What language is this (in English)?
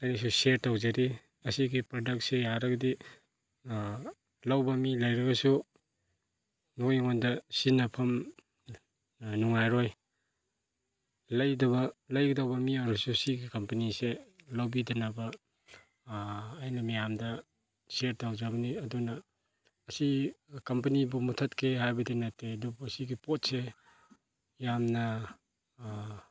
Manipuri